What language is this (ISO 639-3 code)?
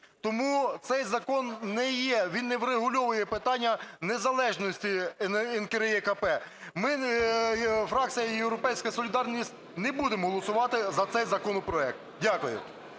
ukr